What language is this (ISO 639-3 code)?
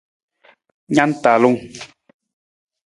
nmz